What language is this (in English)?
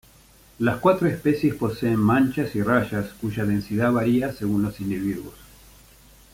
Spanish